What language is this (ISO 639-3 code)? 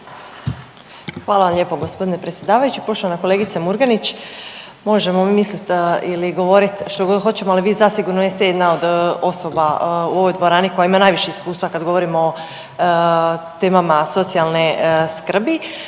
hrv